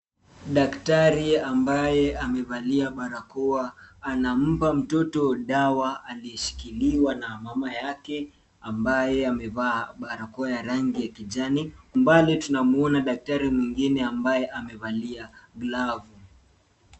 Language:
Swahili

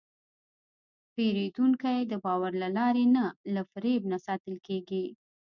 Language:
Pashto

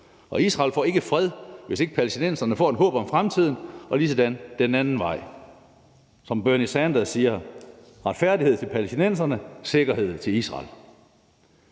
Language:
Danish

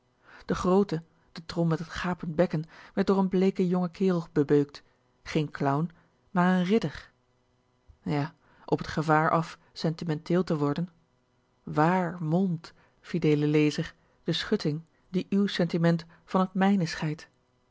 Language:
Dutch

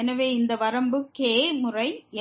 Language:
Tamil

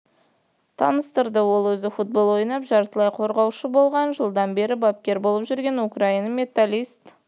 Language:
Kazakh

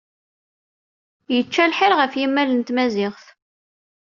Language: Kabyle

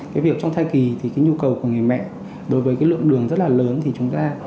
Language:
Vietnamese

